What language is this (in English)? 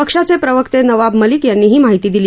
Marathi